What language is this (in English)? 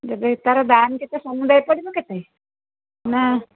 Odia